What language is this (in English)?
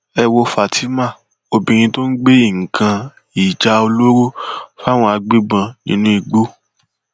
Yoruba